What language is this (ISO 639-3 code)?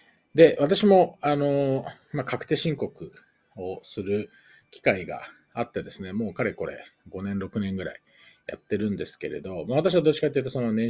jpn